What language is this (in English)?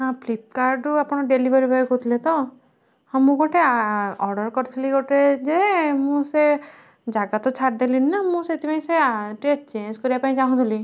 Odia